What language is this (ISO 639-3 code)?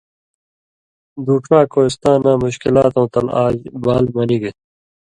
mvy